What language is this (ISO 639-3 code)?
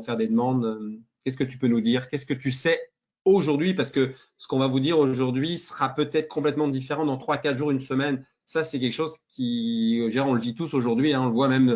fra